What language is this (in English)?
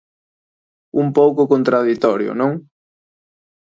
Galician